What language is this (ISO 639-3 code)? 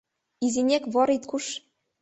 chm